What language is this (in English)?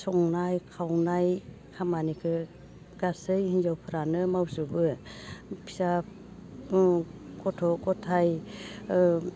Bodo